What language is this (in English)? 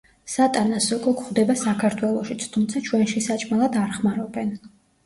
Georgian